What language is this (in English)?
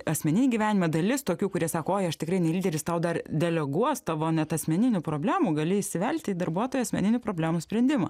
Lithuanian